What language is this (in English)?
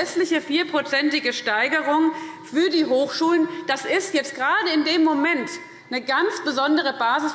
German